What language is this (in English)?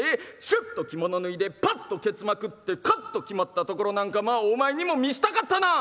Japanese